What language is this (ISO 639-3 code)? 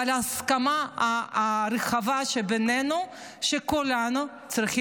heb